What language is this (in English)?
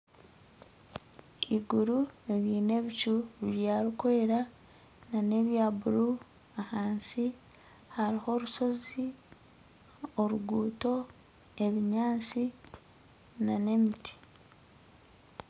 Nyankole